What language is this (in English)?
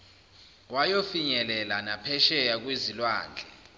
Zulu